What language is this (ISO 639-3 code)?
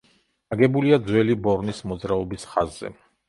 kat